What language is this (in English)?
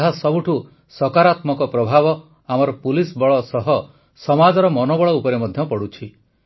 Odia